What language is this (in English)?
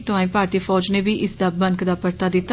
Dogri